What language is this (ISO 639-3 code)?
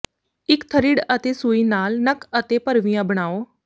pan